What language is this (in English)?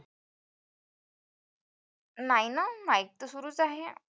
Marathi